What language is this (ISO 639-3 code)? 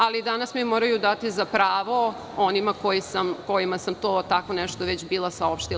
srp